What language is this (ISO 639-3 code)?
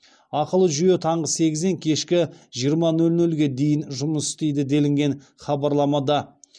kaz